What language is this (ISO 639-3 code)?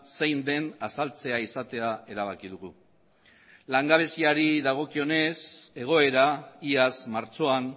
eus